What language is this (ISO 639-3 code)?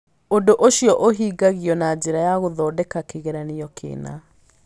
kik